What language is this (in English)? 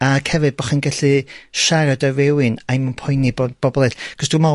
Welsh